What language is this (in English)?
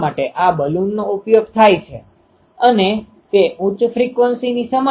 Gujarati